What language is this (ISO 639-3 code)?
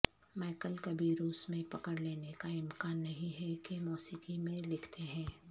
urd